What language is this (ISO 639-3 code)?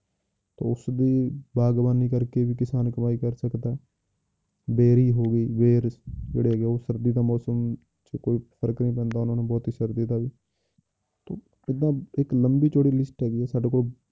pan